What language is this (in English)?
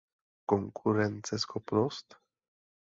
Czech